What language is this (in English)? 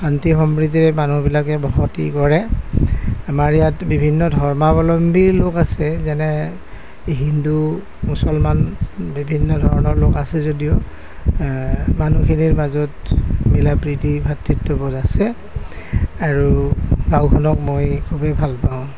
Assamese